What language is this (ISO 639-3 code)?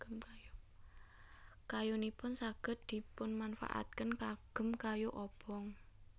jav